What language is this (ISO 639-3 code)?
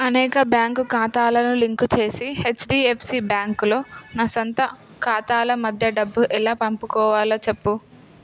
tel